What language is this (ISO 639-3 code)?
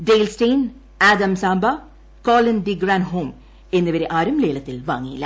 mal